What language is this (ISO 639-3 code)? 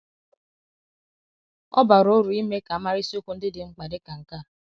ibo